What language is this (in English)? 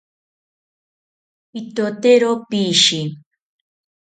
South Ucayali Ashéninka